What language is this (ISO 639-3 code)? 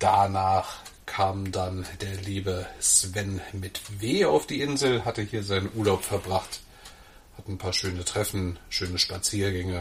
deu